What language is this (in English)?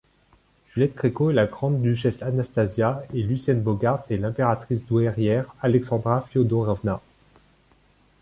French